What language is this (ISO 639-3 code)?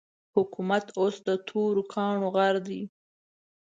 pus